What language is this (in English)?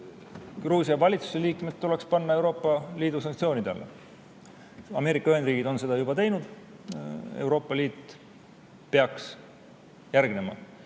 Estonian